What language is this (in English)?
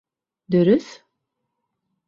Bashkir